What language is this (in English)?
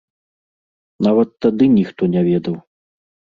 Belarusian